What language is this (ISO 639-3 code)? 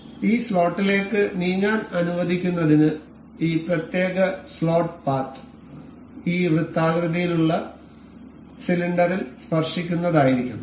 mal